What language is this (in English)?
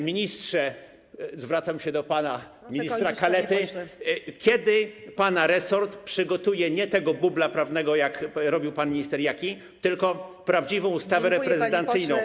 Polish